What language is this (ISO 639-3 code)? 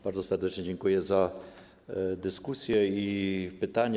pol